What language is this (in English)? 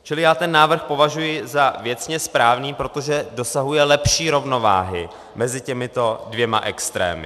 Czech